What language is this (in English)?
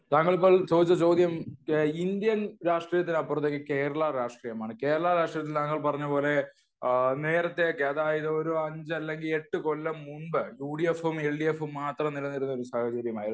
Malayalam